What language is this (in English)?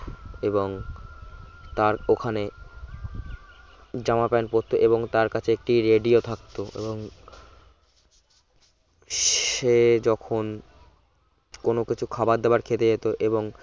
Bangla